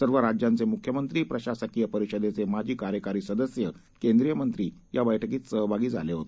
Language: Marathi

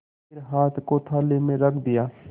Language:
Hindi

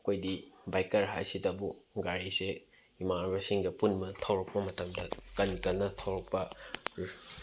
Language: Manipuri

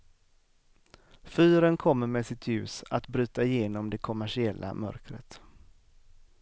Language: Swedish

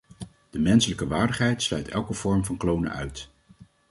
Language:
Dutch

